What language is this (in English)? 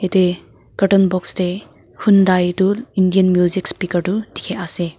Naga Pidgin